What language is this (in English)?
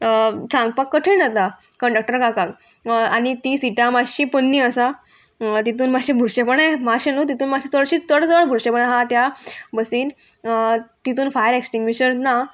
Konkani